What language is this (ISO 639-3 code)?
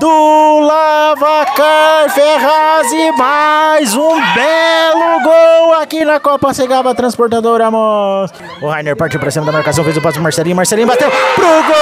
por